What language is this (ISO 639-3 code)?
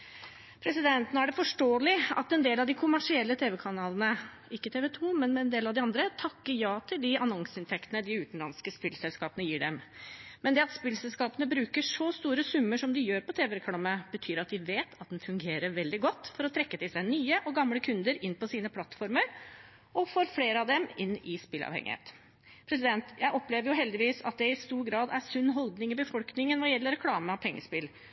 nob